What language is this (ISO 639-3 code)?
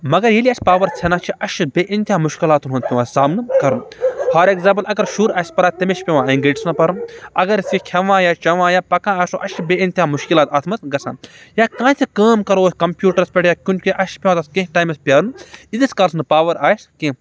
kas